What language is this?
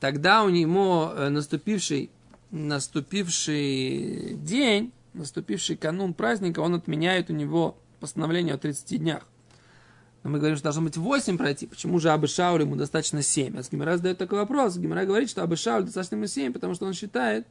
Russian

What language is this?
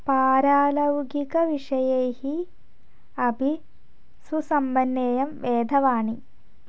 Sanskrit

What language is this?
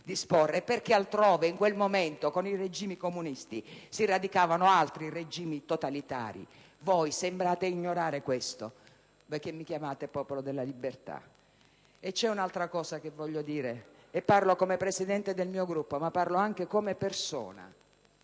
Italian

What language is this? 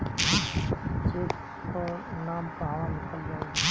Bhojpuri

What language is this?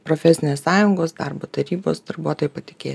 Lithuanian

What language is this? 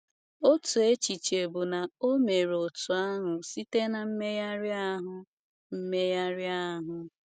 Igbo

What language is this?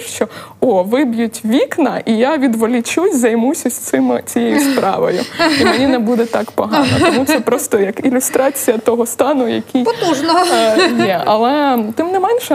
Ukrainian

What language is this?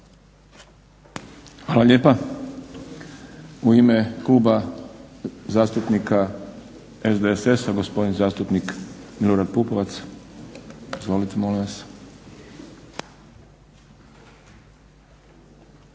Croatian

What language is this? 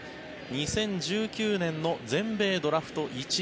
Japanese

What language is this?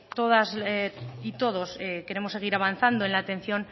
Spanish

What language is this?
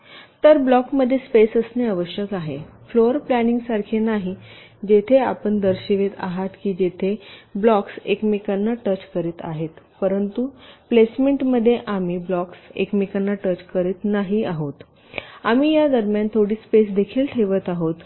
Marathi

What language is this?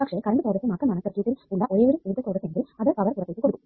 Malayalam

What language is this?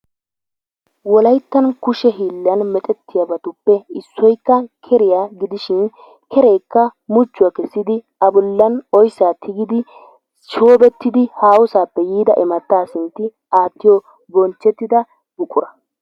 Wolaytta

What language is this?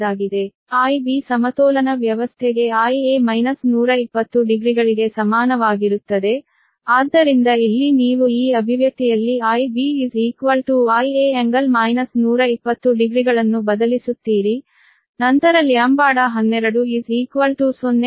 Kannada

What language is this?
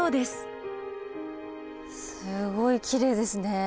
Japanese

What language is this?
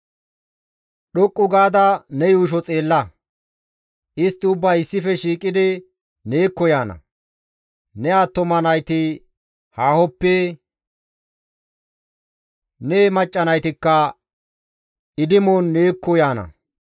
Gamo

